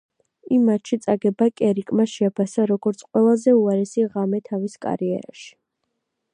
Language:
Georgian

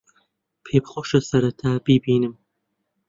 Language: Central Kurdish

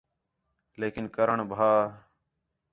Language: Khetrani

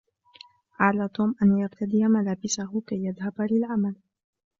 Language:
Arabic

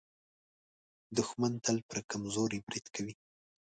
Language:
Pashto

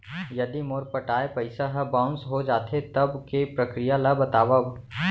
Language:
Chhattisgarhi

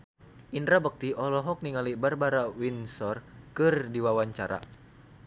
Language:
Sundanese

